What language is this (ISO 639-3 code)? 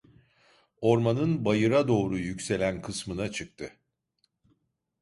tur